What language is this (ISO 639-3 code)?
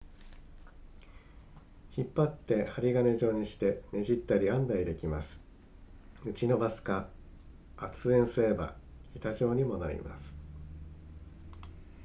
jpn